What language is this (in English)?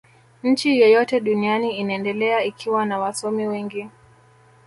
Swahili